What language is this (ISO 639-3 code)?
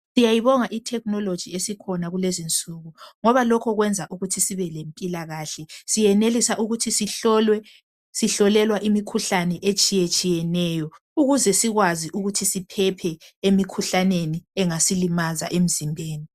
nde